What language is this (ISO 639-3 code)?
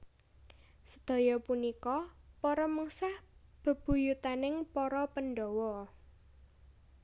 jav